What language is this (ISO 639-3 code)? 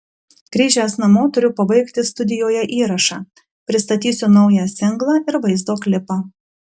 lit